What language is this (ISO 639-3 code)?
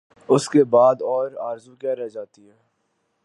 urd